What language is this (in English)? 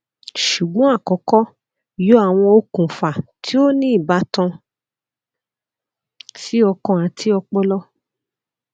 Yoruba